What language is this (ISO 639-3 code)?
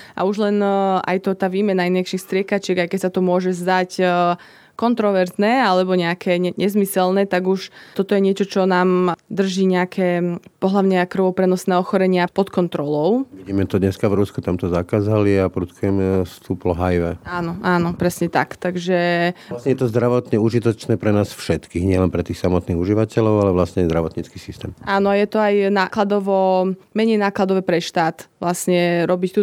slk